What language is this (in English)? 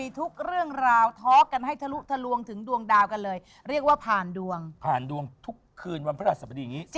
Thai